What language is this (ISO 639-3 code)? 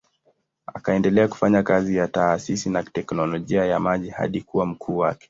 swa